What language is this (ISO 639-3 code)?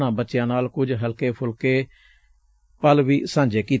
pan